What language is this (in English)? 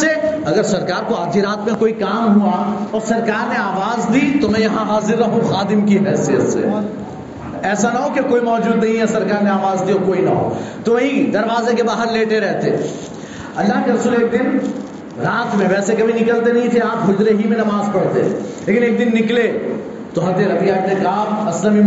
Urdu